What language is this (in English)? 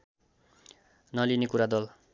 Nepali